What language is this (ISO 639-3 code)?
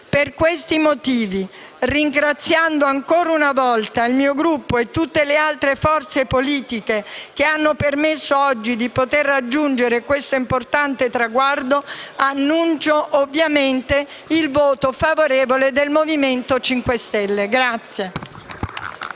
ita